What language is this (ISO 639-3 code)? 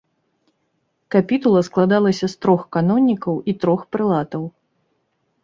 bel